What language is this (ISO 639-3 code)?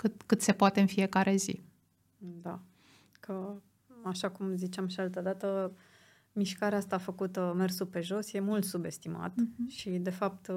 ron